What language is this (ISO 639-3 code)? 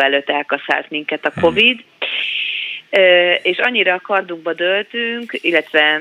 hun